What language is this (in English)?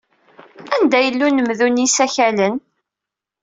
Kabyle